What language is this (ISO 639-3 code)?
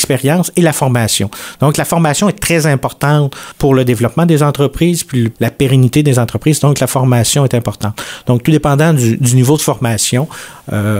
fra